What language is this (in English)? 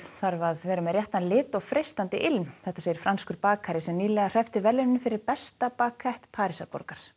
Icelandic